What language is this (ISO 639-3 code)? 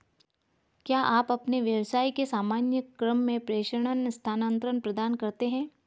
hin